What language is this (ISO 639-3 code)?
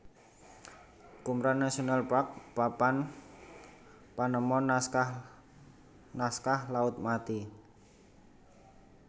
jav